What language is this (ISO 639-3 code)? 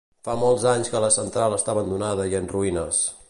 cat